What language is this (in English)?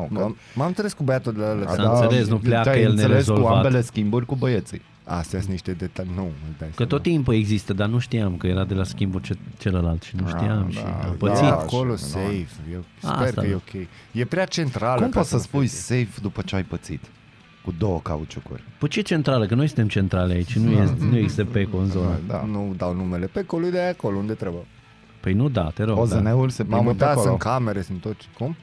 Romanian